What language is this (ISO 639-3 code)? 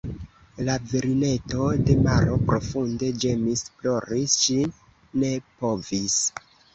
epo